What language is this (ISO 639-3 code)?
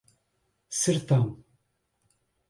por